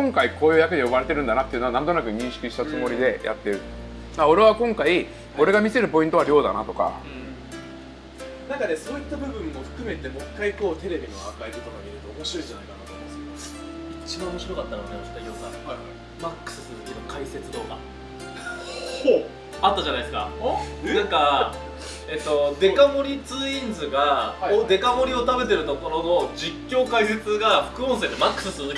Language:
Japanese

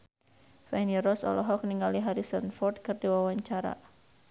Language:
Sundanese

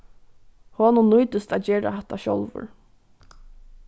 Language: Faroese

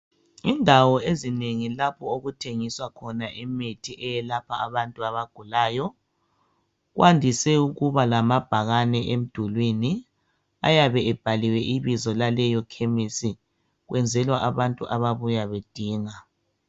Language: North Ndebele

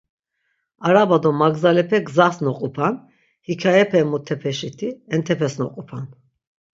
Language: Laz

